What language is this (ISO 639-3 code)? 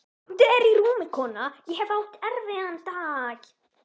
isl